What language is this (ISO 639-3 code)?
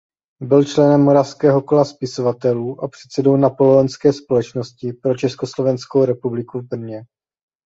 ces